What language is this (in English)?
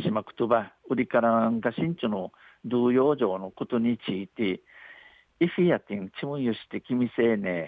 Japanese